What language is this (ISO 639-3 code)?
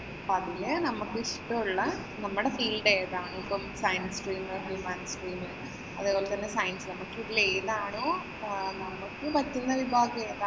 mal